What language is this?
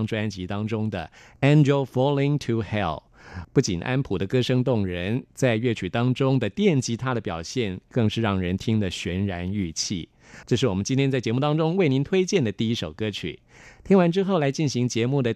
Chinese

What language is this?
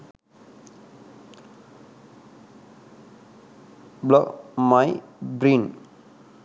Sinhala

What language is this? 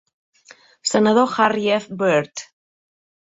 Catalan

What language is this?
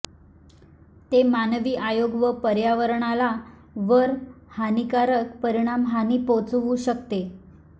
Marathi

